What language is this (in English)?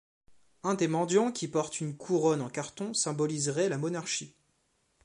French